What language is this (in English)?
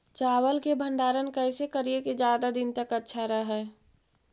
Magahi